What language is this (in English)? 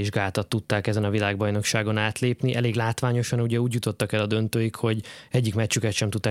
Hungarian